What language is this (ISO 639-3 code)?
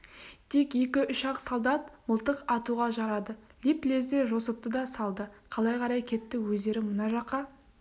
kaz